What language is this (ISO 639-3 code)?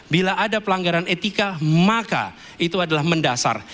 ind